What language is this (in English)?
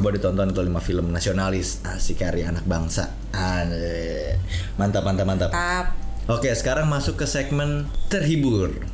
Indonesian